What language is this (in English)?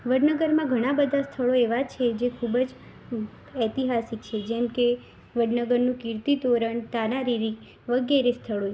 Gujarati